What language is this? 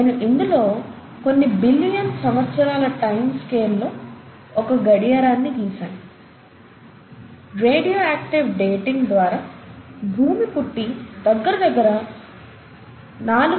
Telugu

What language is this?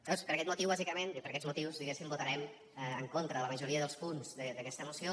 Catalan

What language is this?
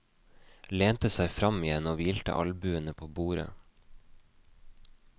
Norwegian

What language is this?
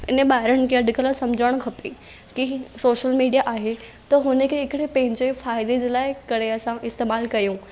Sindhi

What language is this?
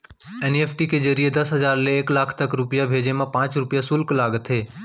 Chhattisgarhi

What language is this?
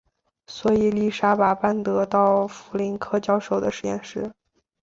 Chinese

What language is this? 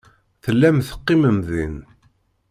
Kabyle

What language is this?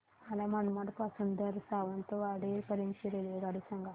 Marathi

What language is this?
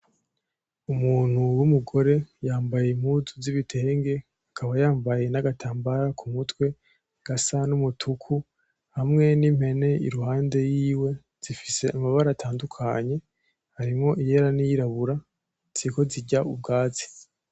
Rundi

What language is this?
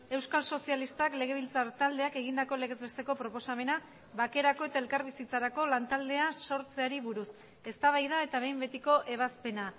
Basque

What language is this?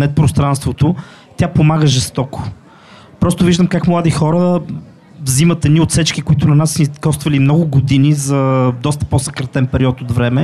Bulgarian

